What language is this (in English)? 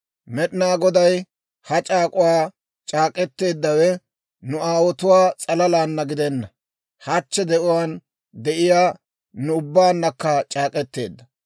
Dawro